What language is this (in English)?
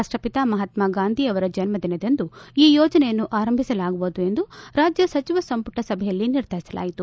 Kannada